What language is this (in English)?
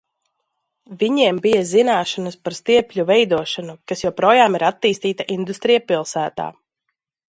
Latvian